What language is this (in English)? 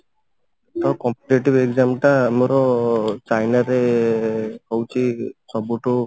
Odia